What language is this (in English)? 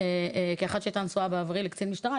Hebrew